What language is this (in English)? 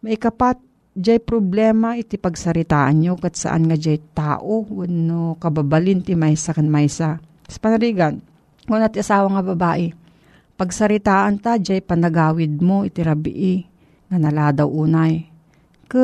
Filipino